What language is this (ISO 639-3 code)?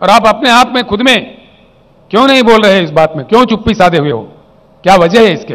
hin